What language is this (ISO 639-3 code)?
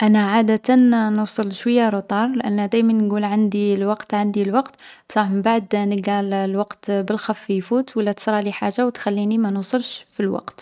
arq